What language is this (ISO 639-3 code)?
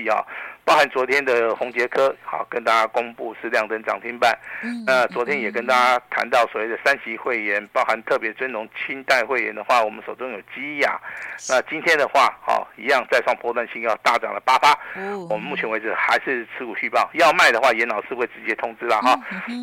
zho